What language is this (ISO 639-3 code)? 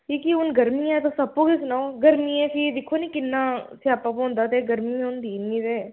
doi